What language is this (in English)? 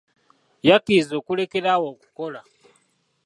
Ganda